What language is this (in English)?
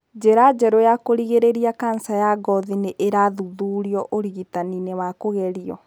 Kikuyu